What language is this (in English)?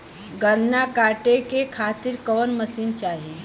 Bhojpuri